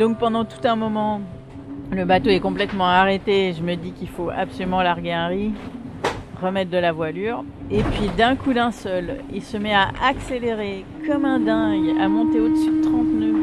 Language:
French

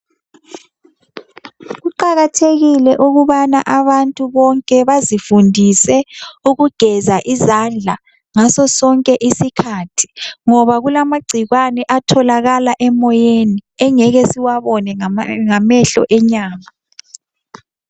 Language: North Ndebele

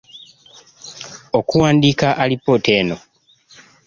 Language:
Ganda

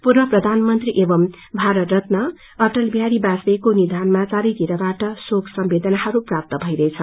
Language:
Nepali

